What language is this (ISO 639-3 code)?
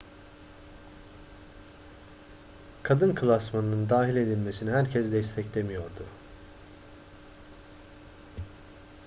tur